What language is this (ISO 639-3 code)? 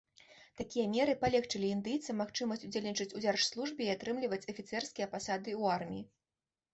bel